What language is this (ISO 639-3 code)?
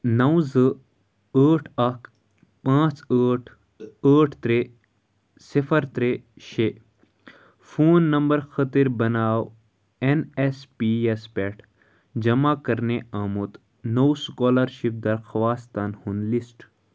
kas